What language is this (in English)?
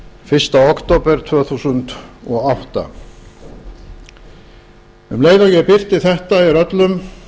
Icelandic